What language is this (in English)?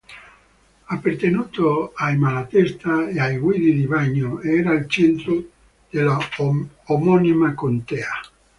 Italian